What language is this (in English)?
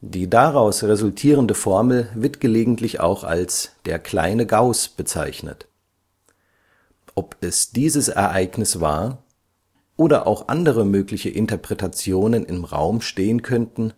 German